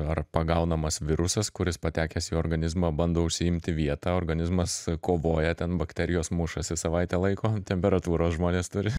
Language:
Lithuanian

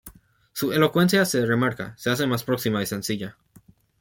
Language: Spanish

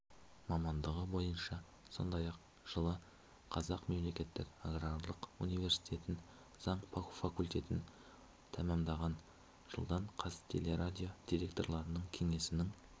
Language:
Kazakh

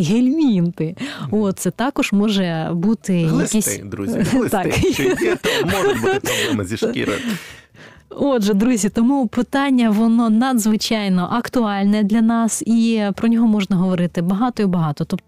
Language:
Ukrainian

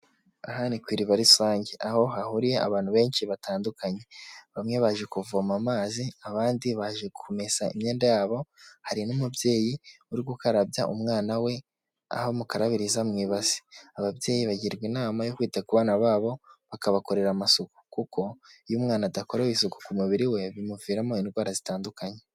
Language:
Kinyarwanda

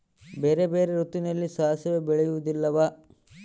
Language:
Kannada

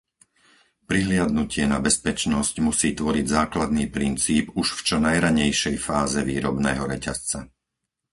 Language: Slovak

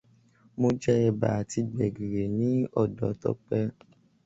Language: Yoruba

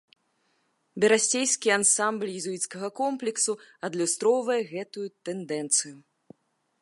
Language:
Belarusian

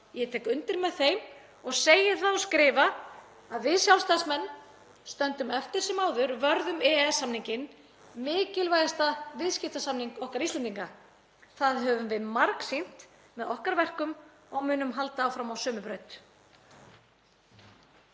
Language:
Icelandic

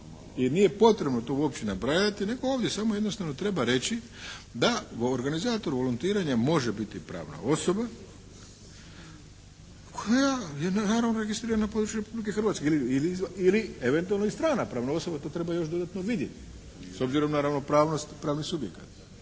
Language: Croatian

